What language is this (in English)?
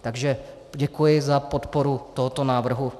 Czech